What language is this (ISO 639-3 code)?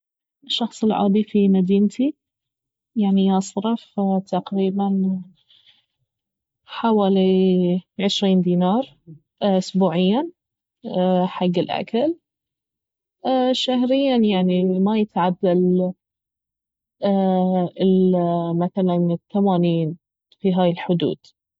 abv